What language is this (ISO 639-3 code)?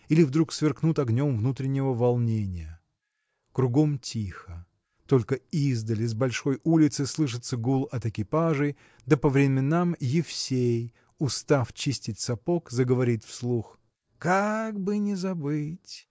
rus